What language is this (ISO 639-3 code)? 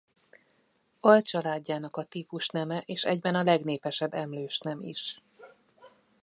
hun